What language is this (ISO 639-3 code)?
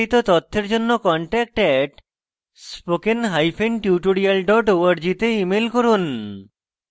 ben